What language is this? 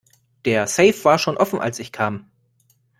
German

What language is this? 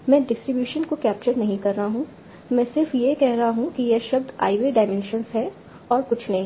Hindi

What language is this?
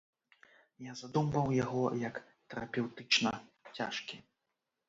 Belarusian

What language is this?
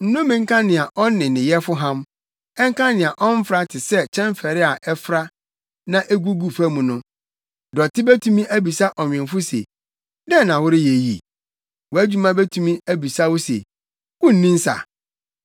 Akan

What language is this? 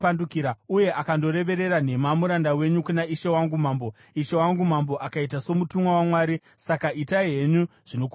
Shona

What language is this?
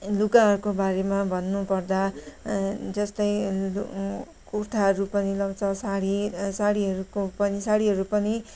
Nepali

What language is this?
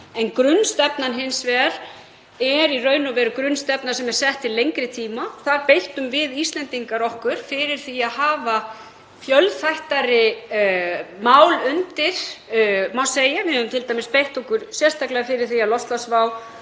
Icelandic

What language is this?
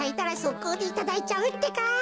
Japanese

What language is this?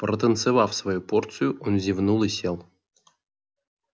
Russian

